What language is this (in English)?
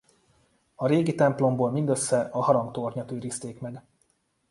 Hungarian